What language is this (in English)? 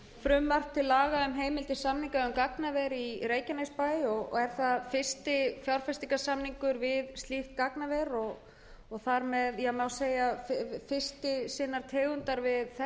Icelandic